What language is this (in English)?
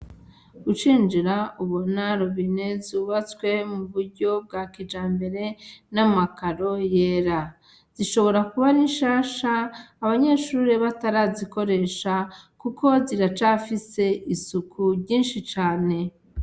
Rundi